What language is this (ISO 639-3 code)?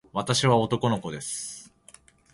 jpn